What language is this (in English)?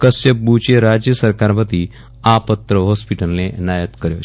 Gujarati